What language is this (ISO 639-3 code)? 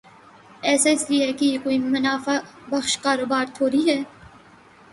urd